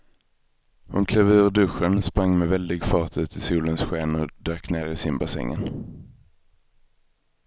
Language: Swedish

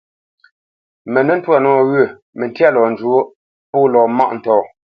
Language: Bamenyam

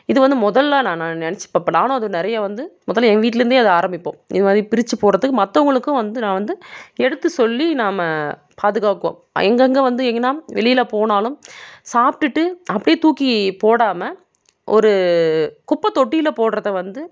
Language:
Tamil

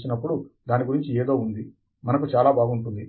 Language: Telugu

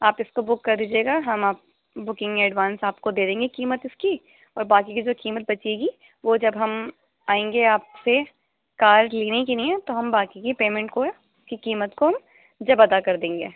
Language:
Urdu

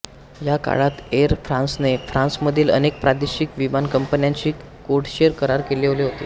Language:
Marathi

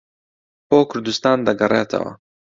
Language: Central Kurdish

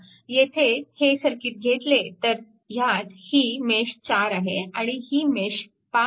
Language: Marathi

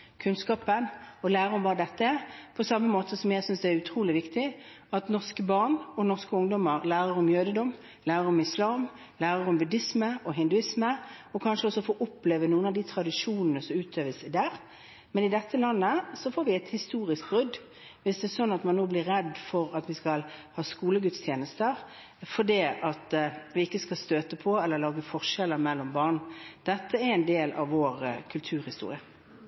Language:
Norwegian Bokmål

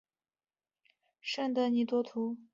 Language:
Chinese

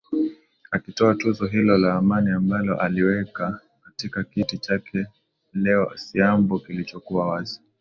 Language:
Swahili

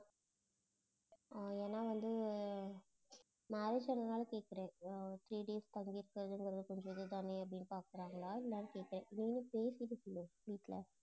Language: Tamil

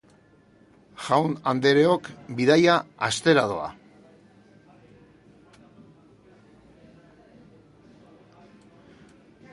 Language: Basque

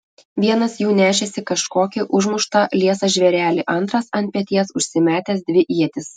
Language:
Lithuanian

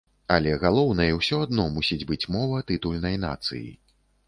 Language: Belarusian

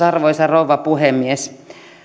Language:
Finnish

